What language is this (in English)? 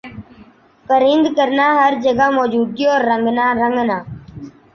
Urdu